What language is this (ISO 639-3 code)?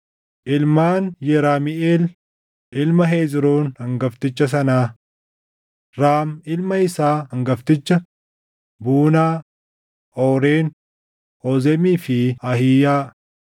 orm